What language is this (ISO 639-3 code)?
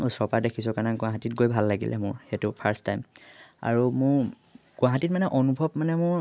asm